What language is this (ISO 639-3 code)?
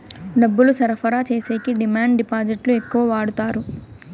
tel